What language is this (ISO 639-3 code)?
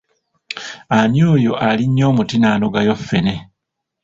lug